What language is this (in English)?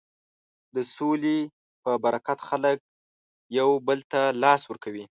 Pashto